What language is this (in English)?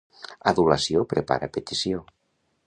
Catalan